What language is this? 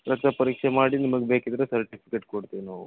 Kannada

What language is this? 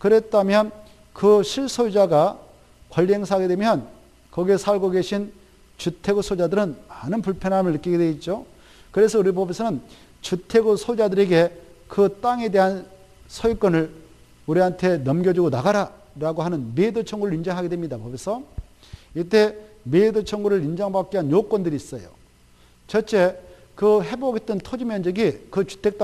Korean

